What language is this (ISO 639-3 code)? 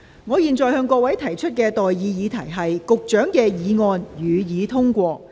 yue